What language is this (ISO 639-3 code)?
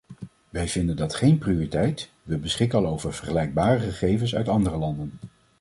nld